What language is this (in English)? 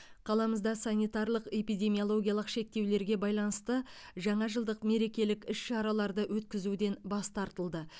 Kazakh